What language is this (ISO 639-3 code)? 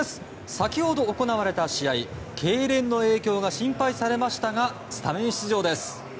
jpn